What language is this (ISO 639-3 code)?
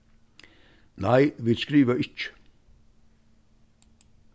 fao